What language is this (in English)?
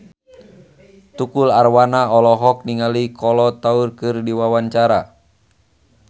Sundanese